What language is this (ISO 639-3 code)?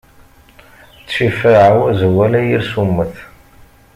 kab